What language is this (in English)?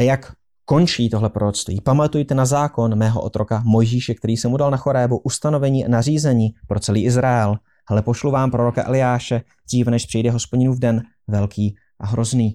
Czech